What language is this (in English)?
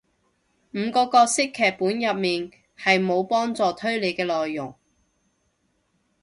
Cantonese